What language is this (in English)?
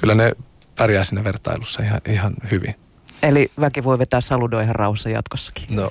Finnish